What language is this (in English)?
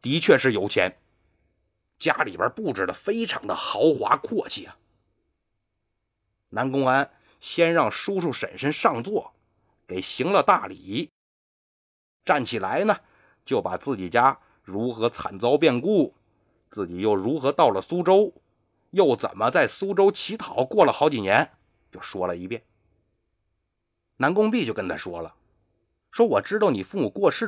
Chinese